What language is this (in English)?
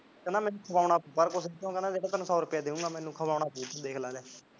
Punjabi